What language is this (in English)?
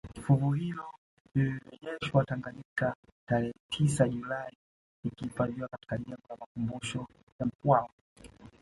Swahili